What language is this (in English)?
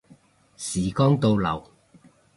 Cantonese